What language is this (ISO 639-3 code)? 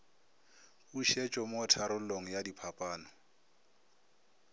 nso